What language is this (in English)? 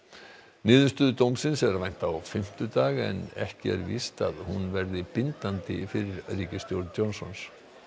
Icelandic